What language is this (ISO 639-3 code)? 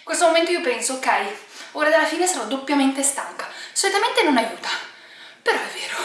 ita